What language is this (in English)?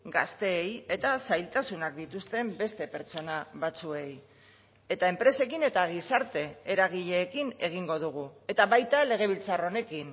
Basque